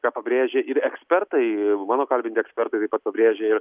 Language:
Lithuanian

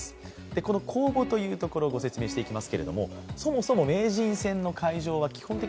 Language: Japanese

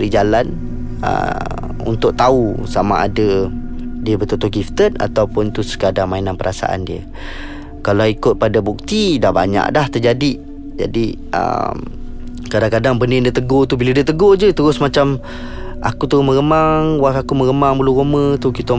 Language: Malay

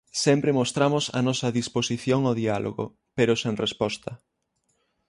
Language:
Galician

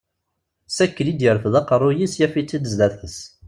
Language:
Kabyle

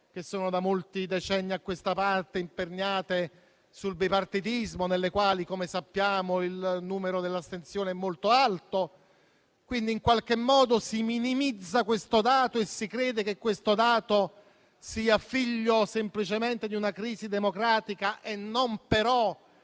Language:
Italian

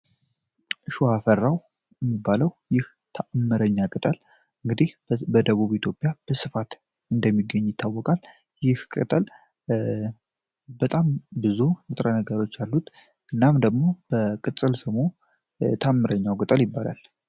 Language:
Amharic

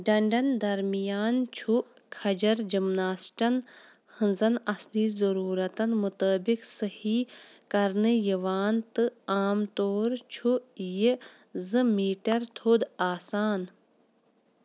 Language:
Kashmiri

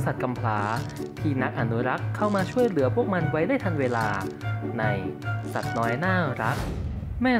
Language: Thai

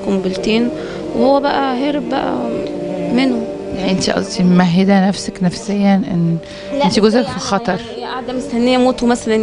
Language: Arabic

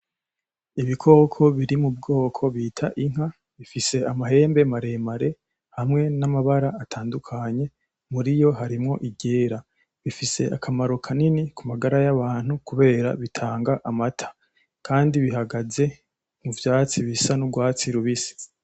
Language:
Rundi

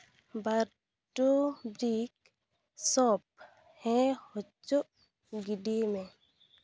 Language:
Santali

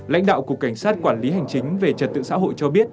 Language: Vietnamese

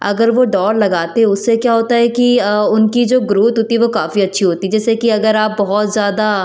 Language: Hindi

